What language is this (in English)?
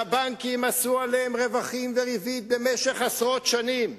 Hebrew